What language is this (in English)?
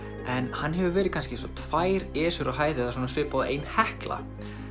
Icelandic